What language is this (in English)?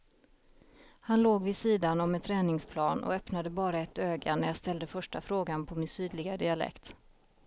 Swedish